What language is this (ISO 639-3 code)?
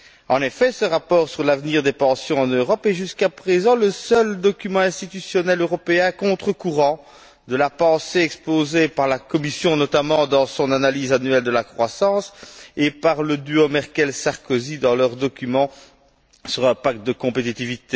fra